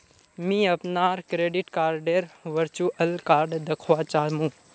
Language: Magahi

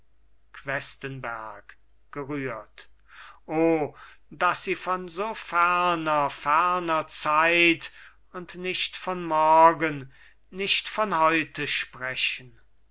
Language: German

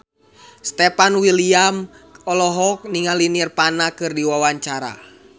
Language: Sundanese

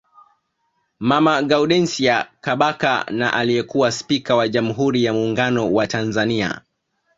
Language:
Swahili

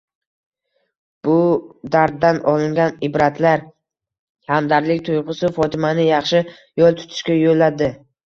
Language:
Uzbek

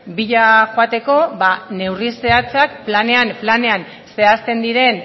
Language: Basque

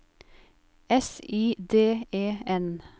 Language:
Norwegian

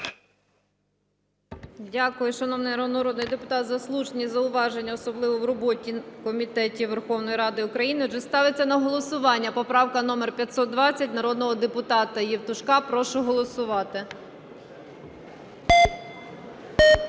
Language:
Ukrainian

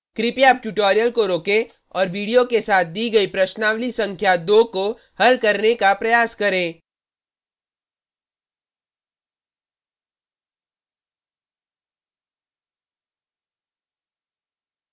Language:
Hindi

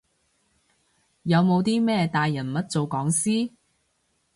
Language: Cantonese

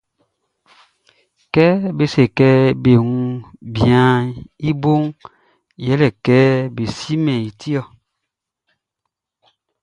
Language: Baoulé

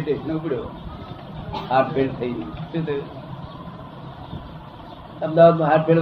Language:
Gujarati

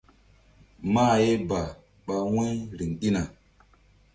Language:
Mbum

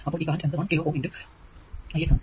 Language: Malayalam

